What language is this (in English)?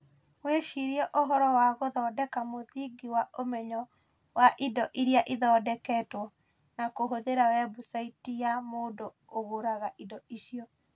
Kikuyu